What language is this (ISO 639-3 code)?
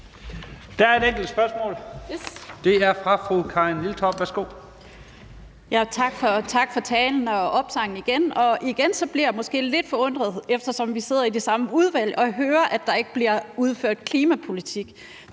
dan